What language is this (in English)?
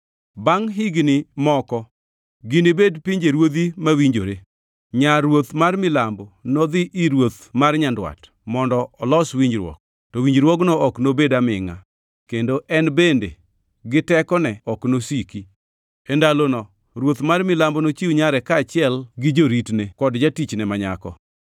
Luo (Kenya and Tanzania)